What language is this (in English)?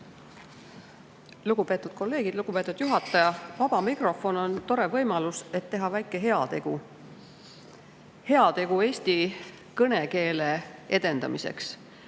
Estonian